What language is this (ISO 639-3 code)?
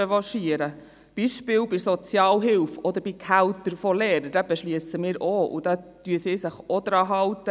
gsw